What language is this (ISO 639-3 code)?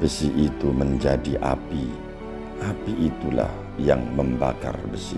ind